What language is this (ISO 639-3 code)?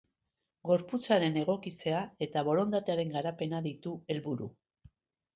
eus